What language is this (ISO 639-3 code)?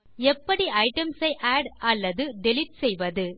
tam